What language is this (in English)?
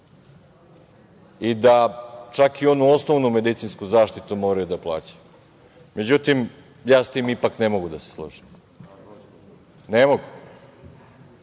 Serbian